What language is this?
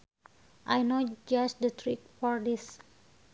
Sundanese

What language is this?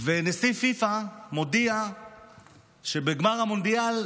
Hebrew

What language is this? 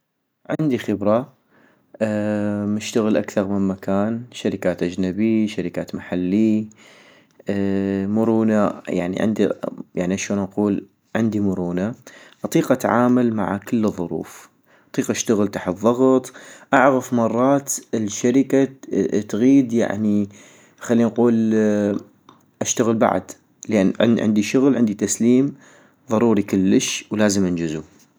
North Mesopotamian Arabic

